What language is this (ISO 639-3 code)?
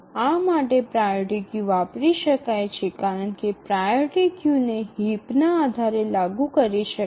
guj